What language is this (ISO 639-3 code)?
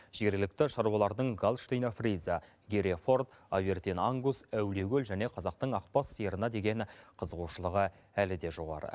kaz